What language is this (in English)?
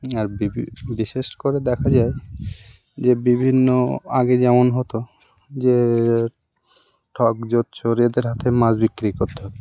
Bangla